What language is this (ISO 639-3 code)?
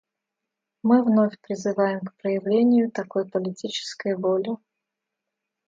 rus